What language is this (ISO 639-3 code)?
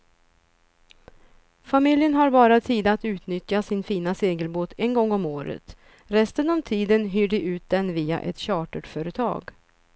swe